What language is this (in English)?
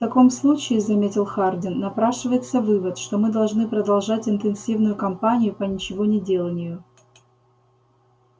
Russian